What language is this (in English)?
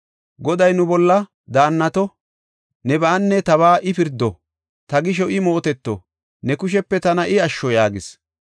Gofa